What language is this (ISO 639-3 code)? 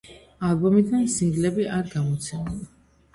kat